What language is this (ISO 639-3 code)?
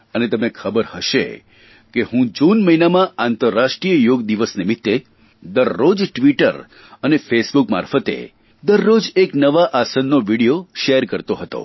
guj